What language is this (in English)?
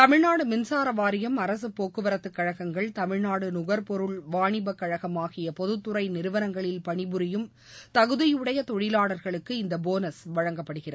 Tamil